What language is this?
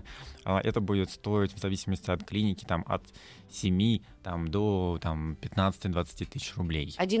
Russian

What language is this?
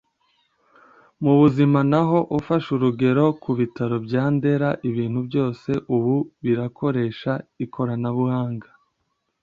Kinyarwanda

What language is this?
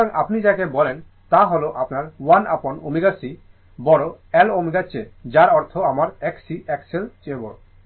Bangla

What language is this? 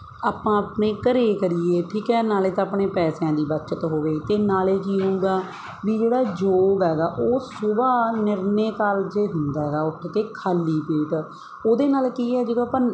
Punjabi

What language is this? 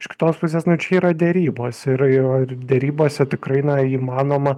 Lithuanian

